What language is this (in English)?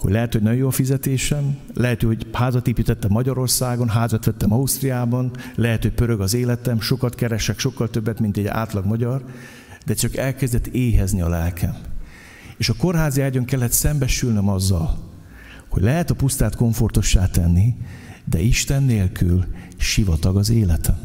Hungarian